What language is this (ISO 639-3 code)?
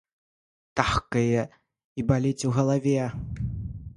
bel